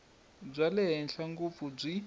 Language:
Tsonga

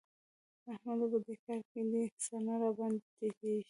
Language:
Pashto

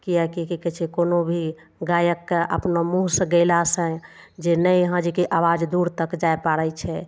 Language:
Maithili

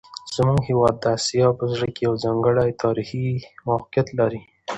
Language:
Pashto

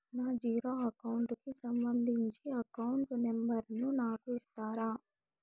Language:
Telugu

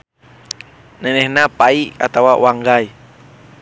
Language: Sundanese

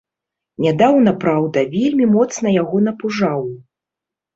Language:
Belarusian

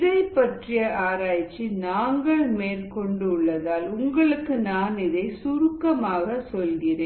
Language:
Tamil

